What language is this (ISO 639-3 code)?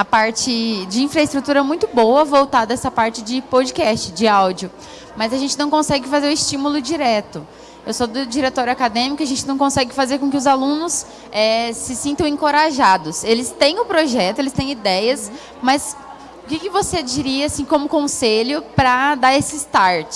por